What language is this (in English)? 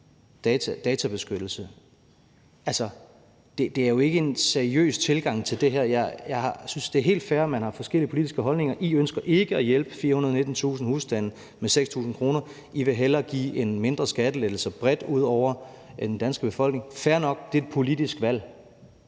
Danish